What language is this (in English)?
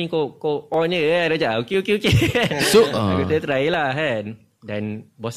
Malay